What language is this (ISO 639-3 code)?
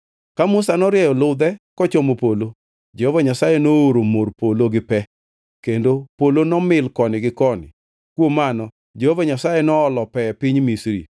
luo